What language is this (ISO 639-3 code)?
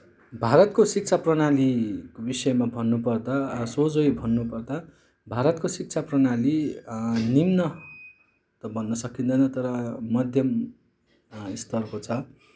nep